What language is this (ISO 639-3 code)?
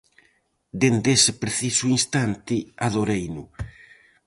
glg